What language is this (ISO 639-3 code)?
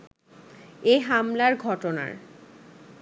ben